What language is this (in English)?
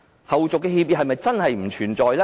Cantonese